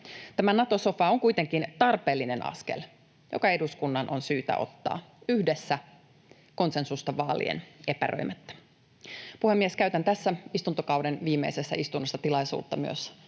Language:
Finnish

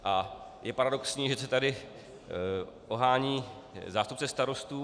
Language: Czech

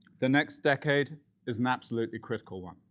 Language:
English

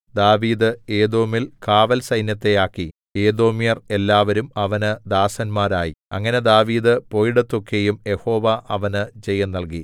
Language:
Malayalam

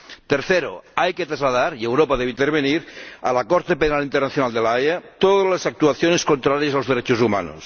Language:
Spanish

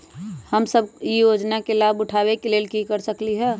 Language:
Magahi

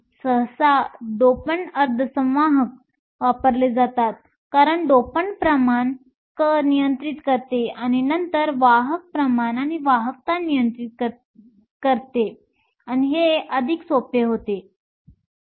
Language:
Marathi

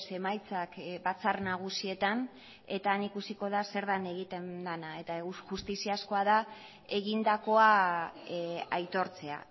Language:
Basque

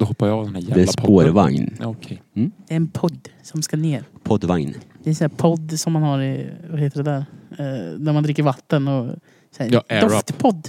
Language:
Swedish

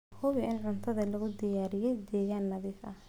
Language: Somali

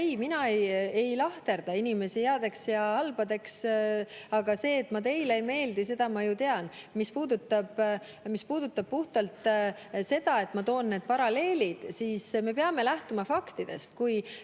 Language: Estonian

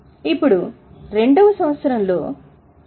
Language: Telugu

